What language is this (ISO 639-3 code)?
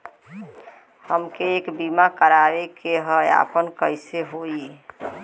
bho